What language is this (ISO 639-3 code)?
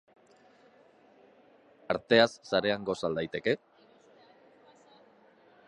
eus